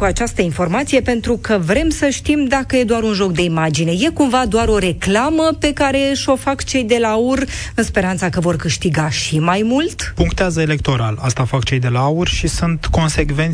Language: Romanian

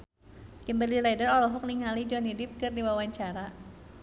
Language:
Sundanese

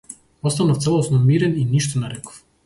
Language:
Macedonian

